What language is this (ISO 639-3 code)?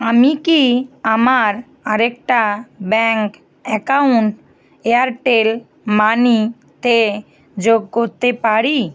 ben